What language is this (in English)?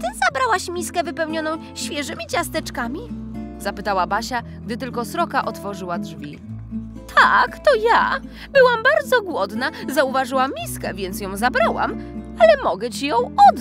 Polish